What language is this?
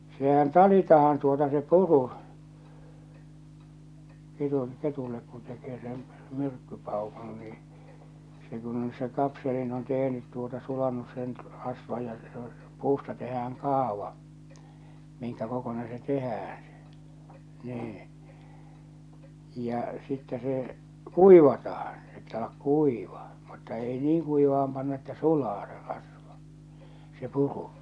Finnish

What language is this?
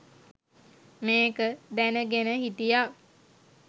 Sinhala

